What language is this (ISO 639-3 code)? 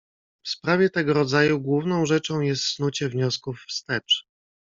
pol